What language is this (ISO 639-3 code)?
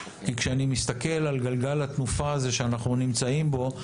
heb